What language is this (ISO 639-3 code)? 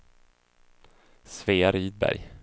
swe